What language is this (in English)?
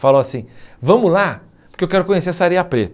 Portuguese